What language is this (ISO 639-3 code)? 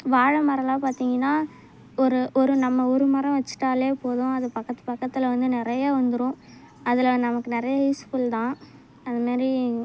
tam